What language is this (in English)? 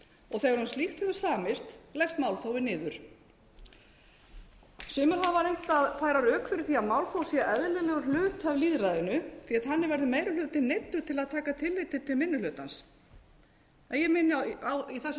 Icelandic